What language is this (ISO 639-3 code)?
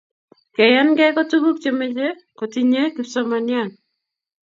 kln